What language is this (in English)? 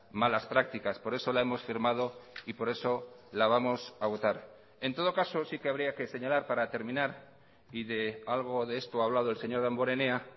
Spanish